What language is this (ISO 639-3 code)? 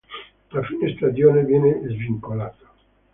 ita